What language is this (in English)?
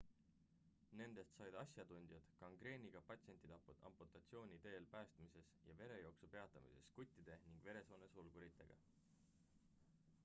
Estonian